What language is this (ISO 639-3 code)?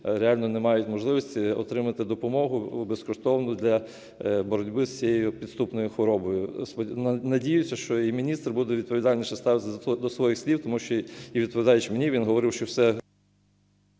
ukr